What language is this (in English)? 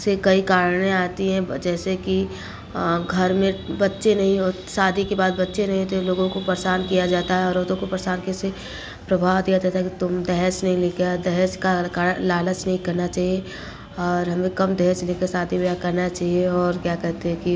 Hindi